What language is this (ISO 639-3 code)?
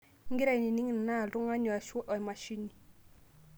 mas